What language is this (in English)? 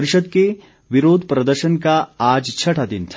Hindi